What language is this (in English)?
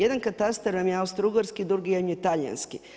Croatian